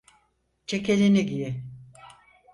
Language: Turkish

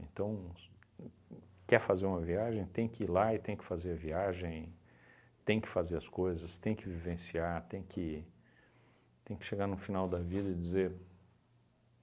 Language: Portuguese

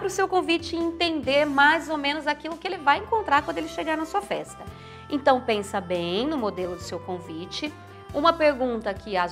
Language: Portuguese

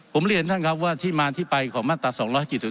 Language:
Thai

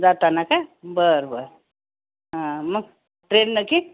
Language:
Marathi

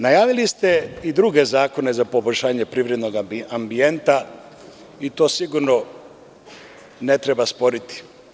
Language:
Serbian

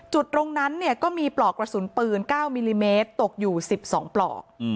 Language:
Thai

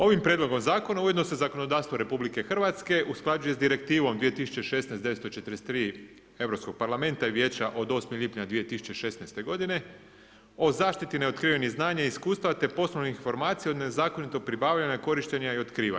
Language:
Croatian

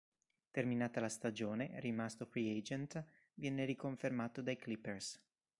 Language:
Italian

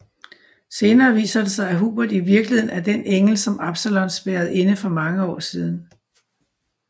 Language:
Danish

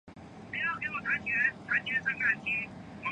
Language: Chinese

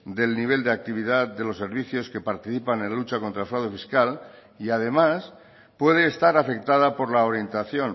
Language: Spanish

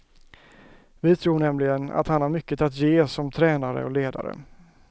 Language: Swedish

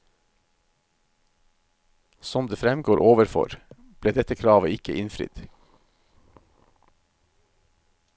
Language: Norwegian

